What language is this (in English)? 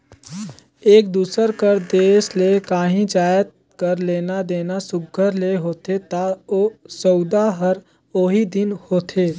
Chhattisgarhi